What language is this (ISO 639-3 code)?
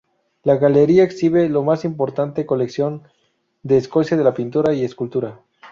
spa